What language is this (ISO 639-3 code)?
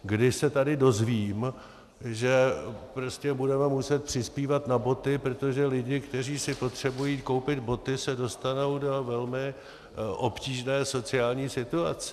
ces